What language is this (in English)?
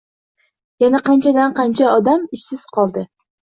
Uzbek